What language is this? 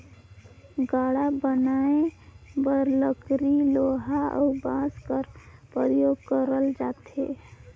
Chhattisgarhi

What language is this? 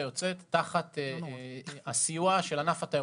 Hebrew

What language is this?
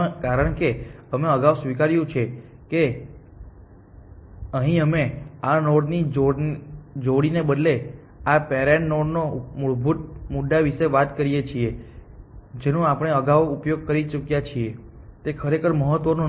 Gujarati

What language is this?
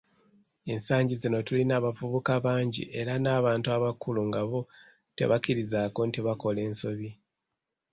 Ganda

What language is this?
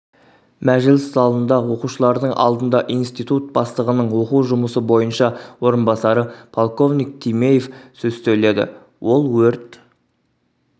Kazakh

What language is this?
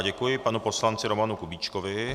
Czech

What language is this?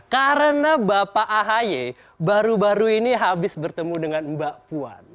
Indonesian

